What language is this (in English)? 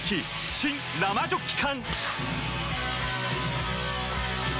Japanese